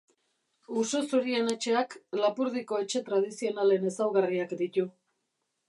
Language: Basque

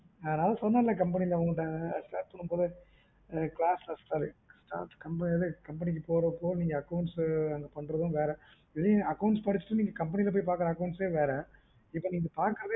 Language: Tamil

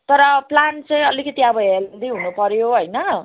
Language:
Nepali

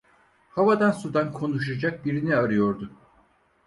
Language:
Turkish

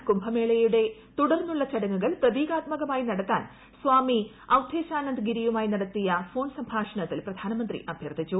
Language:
Malayalam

